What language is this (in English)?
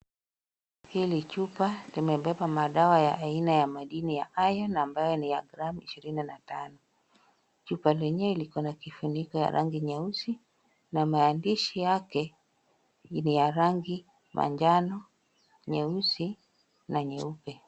Swahili